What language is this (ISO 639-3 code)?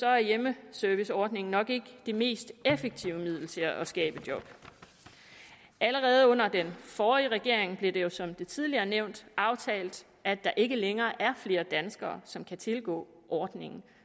dan